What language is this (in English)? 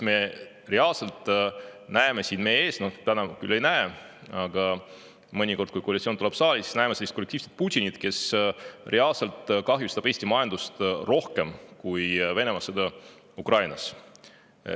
Estonian